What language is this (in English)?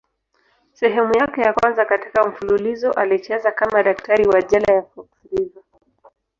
Swahili